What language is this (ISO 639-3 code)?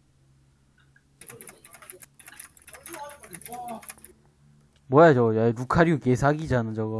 kor